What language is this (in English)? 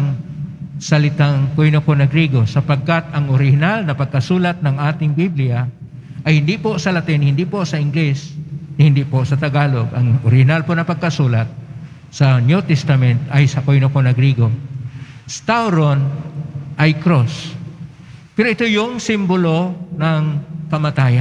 Filipino